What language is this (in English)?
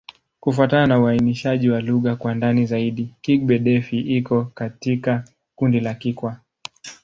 Swahili